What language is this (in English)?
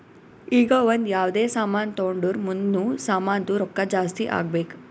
Kannada